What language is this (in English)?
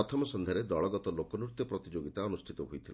Odia